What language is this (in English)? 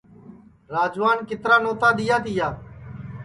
Sansi